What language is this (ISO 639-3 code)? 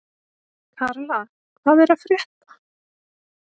isl